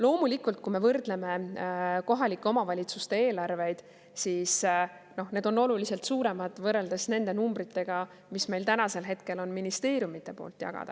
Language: Estonian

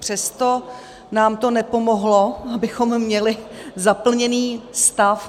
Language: Czech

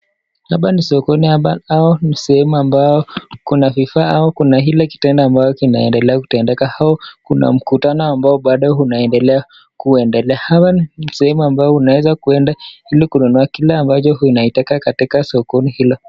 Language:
Swahili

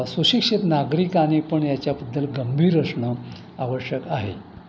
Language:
Marathi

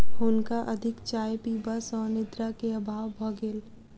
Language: Maithili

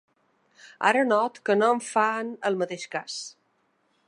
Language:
Catalan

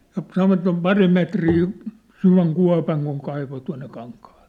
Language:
Finnish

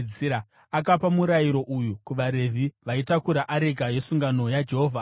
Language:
Shona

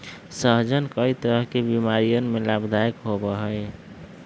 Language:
Magahi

